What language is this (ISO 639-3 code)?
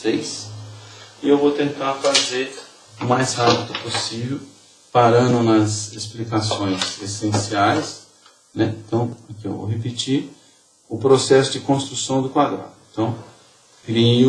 por